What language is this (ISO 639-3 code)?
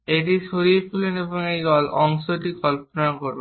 ben